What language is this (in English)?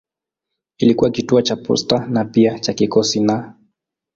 Swahili